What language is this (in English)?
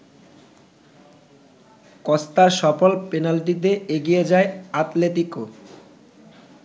Bangla